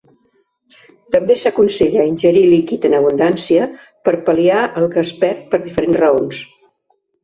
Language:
Catalan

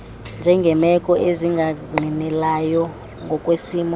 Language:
Xhosa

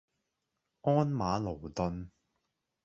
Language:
Cantonese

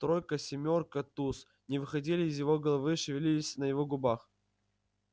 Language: Russian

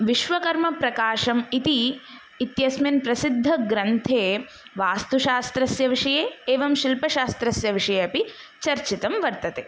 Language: Sanskrit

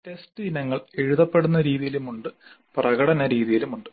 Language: Malayalam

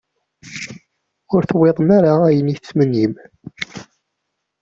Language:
Kabyle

